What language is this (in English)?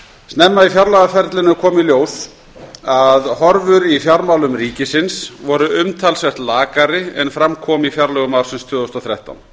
Icelandic